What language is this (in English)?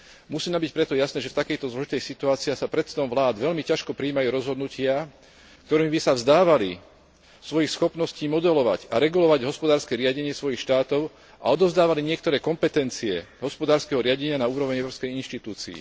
Slovak